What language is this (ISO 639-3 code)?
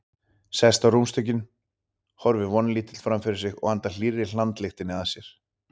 isl